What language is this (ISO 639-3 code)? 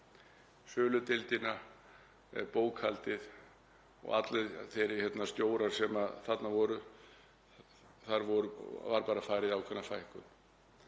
isl